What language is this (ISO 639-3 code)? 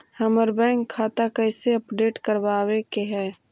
mag